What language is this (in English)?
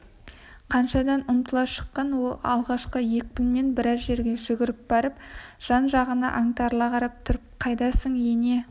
Kazakh